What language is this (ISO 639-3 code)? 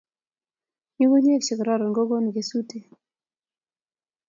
kln